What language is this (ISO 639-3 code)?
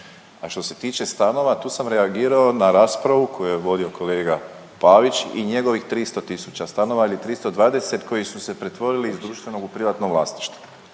hrv